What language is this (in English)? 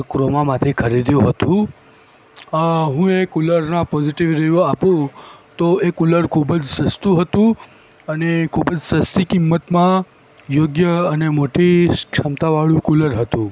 Gujarati